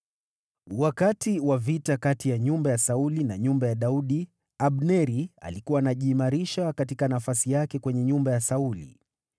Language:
Swahili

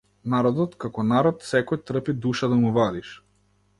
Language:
Macedonian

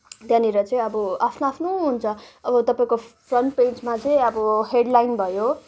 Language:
Nepali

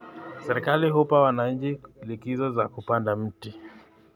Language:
Kalenjin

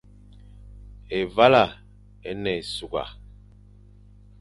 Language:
Fang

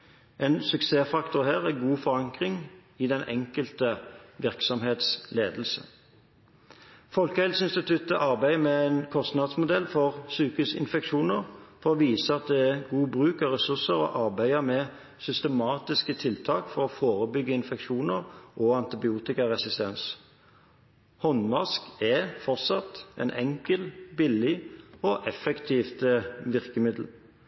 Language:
Norwegian Bokmål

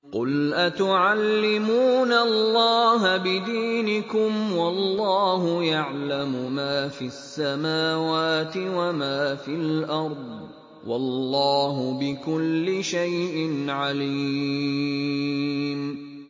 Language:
Arabic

